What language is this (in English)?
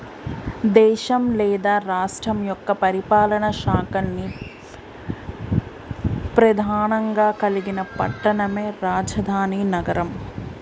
Telugu